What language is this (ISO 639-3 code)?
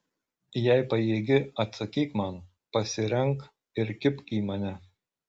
lit